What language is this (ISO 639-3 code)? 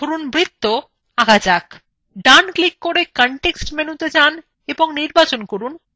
ben